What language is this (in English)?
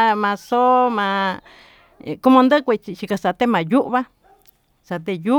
Tututepec Mixtec